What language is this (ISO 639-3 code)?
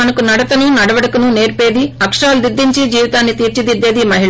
tel